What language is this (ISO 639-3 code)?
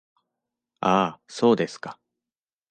jpn